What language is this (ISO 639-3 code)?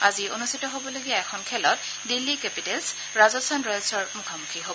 asm